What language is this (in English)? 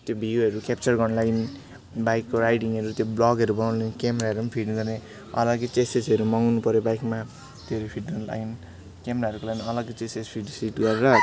Nepali